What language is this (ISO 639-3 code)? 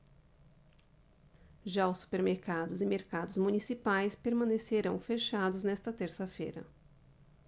por